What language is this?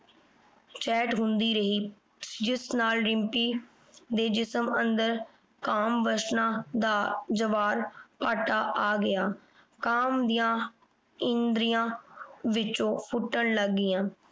Punjabi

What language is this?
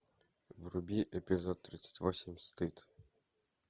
Russian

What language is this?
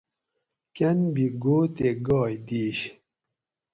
Gawri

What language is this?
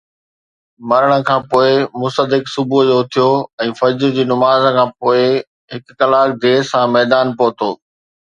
Sindhi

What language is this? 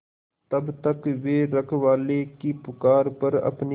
Hindi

